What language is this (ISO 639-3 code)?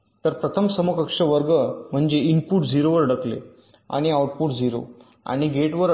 mar